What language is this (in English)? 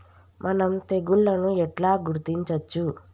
Telugu